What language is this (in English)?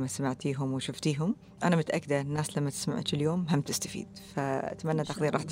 Arabic